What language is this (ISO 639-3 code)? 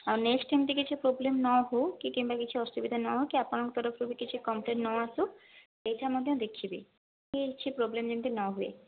ori